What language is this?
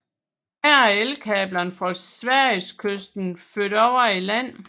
Danish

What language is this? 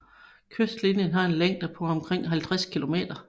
Danish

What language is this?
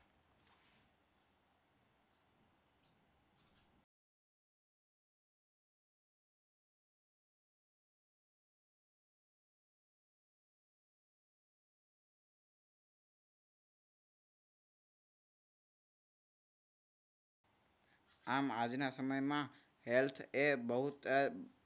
Gujarati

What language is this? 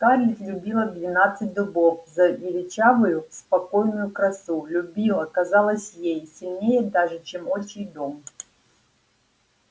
Russian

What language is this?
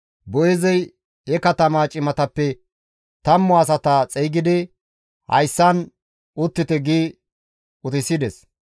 Gamo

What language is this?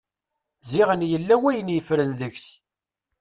Kabyle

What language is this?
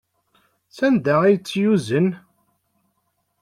Kabyle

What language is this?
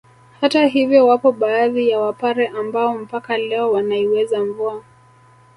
Swahili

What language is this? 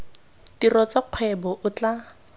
Tswana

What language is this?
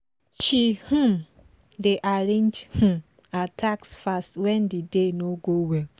Nigerian Pidgin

